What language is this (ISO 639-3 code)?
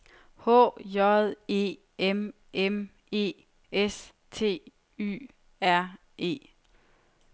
dan